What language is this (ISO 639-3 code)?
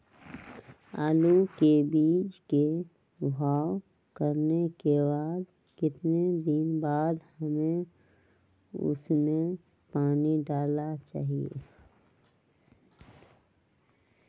mag